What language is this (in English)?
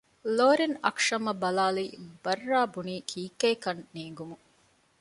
Divehi